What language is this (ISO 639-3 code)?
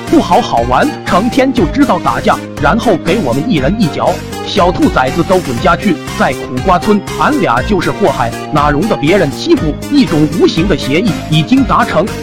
zho